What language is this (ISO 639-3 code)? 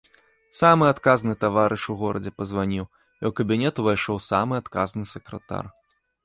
bel